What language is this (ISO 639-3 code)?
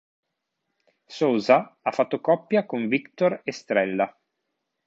ita